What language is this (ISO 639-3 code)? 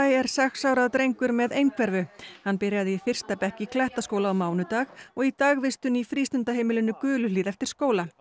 isl